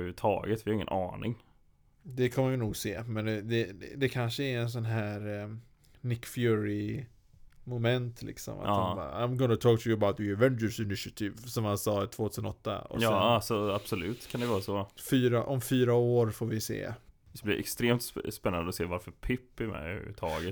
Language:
Swedish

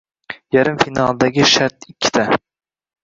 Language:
Uzbek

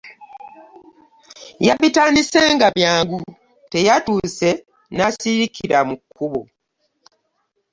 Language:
Ganda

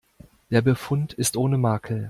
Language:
German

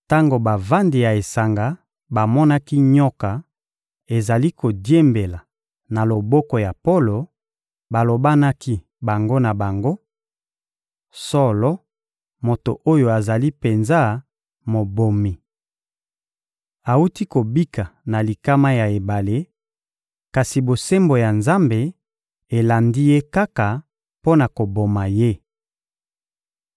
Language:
Lingala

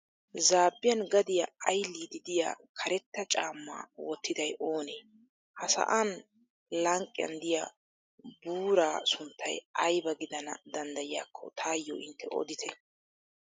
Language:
Wolaytta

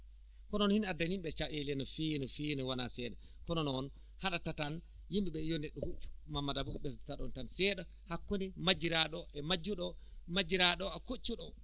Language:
Fula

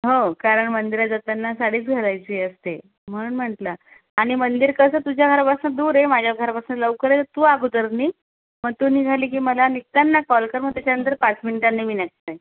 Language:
Marathi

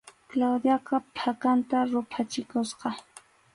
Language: Arequipa-La Unión Quechua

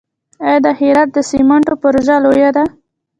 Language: Pashto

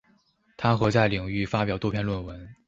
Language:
Chinese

